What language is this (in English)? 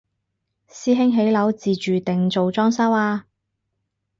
Cantonese